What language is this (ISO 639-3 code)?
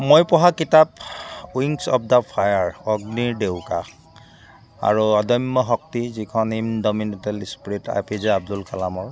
asm